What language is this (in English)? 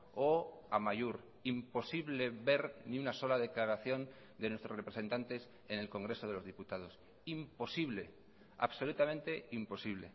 Spanish